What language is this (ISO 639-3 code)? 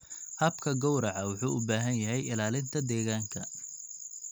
som